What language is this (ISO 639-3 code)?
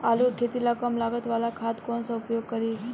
bho